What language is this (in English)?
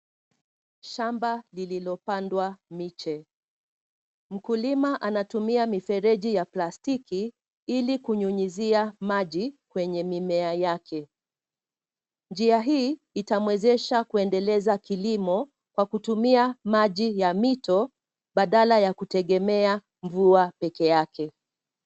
Swahili